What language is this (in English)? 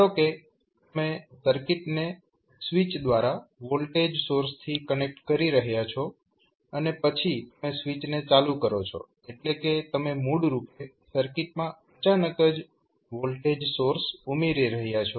Gujarati